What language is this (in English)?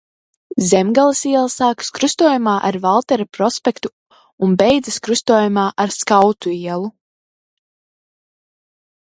Latvian